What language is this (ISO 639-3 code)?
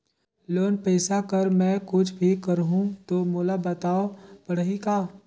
hne